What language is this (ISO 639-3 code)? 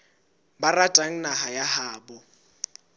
sot